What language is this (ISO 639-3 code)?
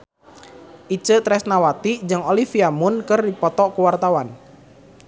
sun